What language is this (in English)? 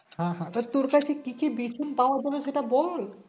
Bangla